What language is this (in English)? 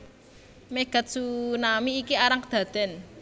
Javanese